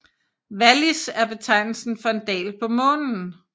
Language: Danish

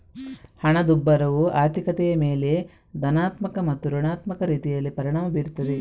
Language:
Kannada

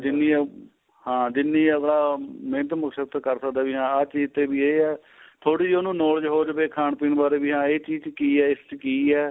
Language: Punjabi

